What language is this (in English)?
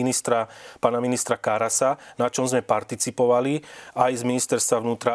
Slovak